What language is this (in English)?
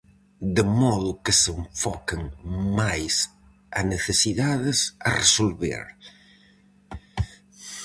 Galician